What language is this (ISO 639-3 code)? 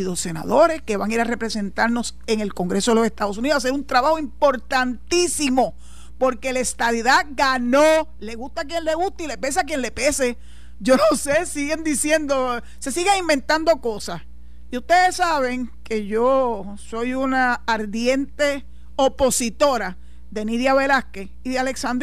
spa